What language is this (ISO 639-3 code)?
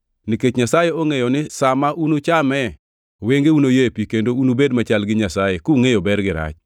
luo